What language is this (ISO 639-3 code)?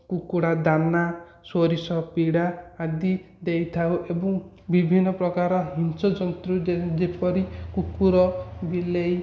ori